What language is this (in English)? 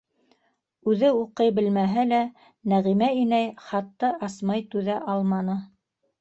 Bashkir